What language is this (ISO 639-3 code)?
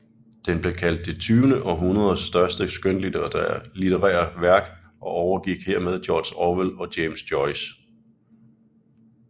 dan